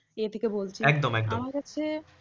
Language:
Bangla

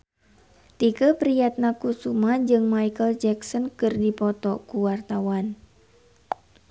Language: Sundanese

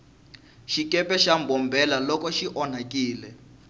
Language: Tsonga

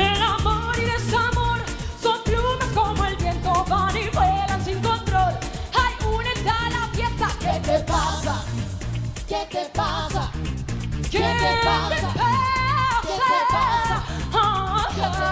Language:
Romanian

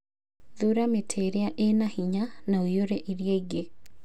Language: Kikuyu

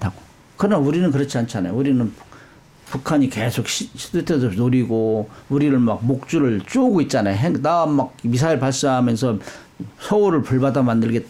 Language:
Korean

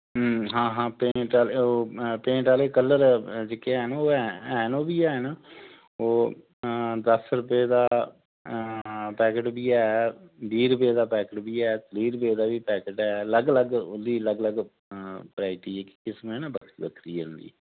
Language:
Dogri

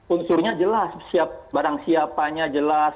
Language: Indonesian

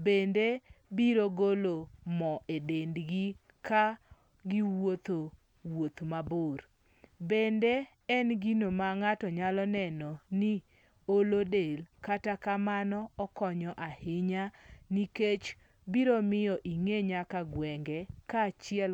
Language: Luo (Kenya and Tanzania)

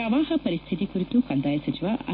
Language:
Kannada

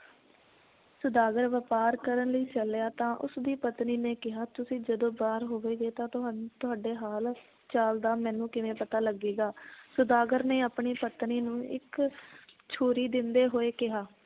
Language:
Punjabi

